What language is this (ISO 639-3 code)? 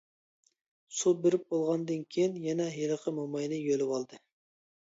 uig